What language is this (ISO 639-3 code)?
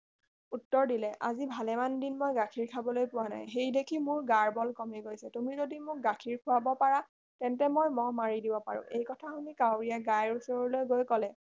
asm